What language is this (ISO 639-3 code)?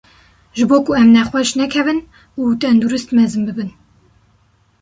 kur